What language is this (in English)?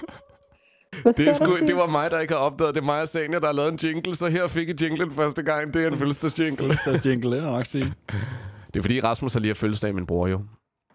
Danish